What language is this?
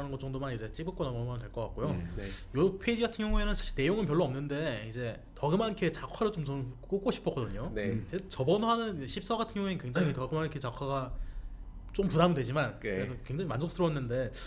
Korean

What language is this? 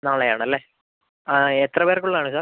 Malayalam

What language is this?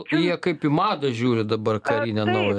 Lithuanian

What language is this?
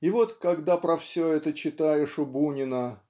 Russian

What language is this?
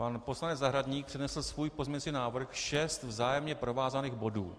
Czech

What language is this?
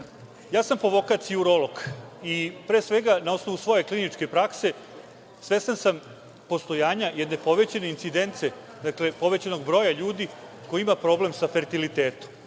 Serbian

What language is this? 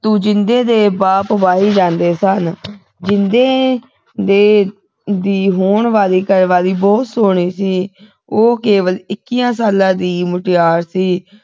Punjabi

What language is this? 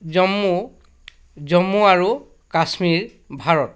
Assamese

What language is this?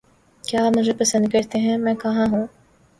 Urdu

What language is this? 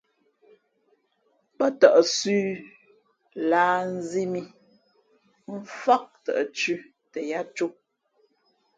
Fe'fe'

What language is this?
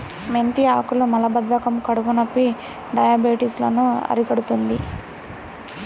Telugu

